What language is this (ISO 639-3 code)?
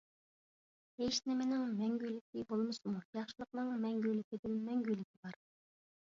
uig